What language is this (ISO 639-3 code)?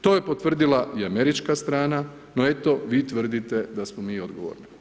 hrv